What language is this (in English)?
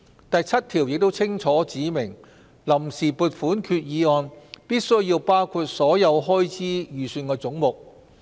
Cantonese